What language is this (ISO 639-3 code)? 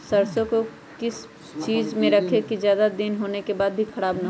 mag